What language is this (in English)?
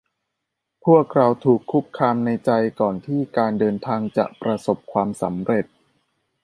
Thai